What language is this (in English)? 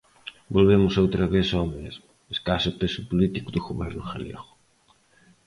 Galician